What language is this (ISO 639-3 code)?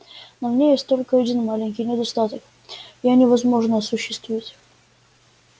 rus